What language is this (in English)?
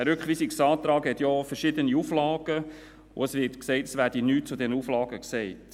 Swiss German